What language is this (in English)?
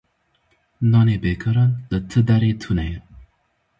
Kurdish